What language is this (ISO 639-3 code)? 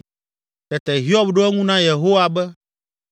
ewe